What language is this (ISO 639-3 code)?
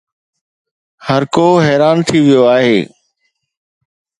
snd